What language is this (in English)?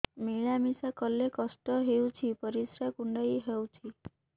Odia